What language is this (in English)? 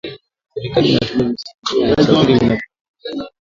Swahili